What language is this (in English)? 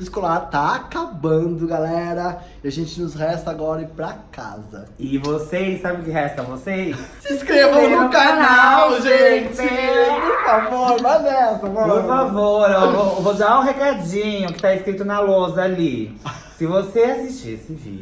Portuguese